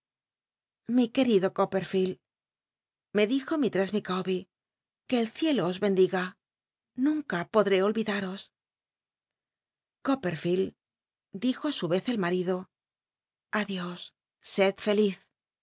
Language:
Spanish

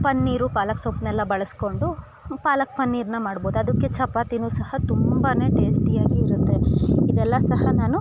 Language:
Kannada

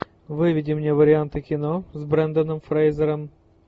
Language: Russian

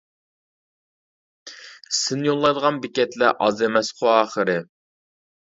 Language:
Uyghur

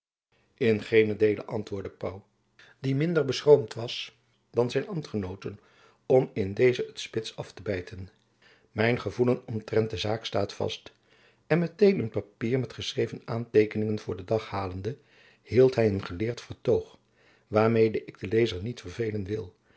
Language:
Dutch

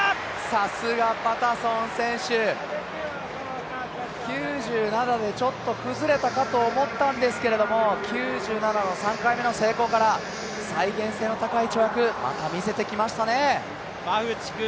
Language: Japanese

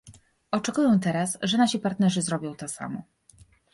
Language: Polish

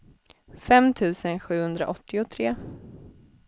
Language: Swedish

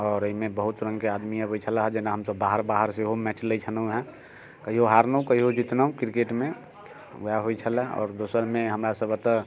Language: Maithili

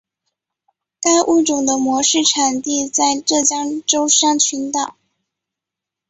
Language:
Chinese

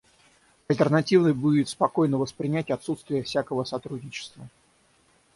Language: Russian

